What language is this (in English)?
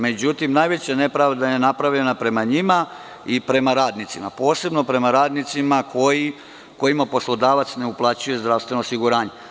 Serbian